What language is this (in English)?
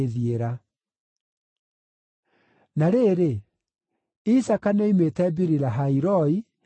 Kikuyu